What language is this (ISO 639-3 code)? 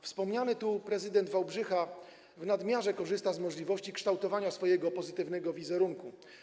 pol